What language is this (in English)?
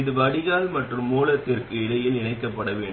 Tamil